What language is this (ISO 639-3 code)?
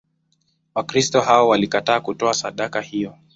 swa